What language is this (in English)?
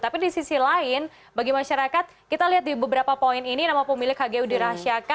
Indonesian